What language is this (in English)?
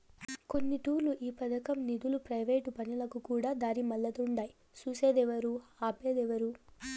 Telugu